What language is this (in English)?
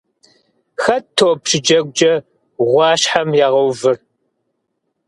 Kabardian